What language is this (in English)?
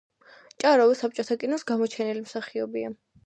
Georgian